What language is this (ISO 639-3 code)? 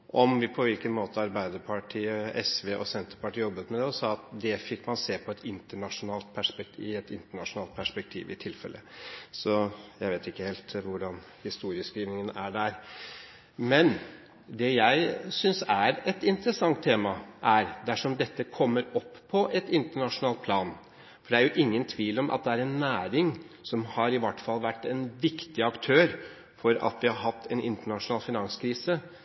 nob